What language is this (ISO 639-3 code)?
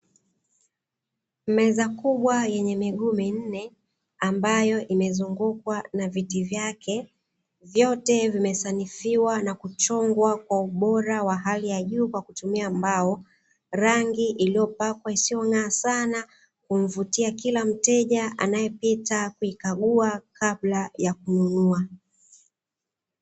swa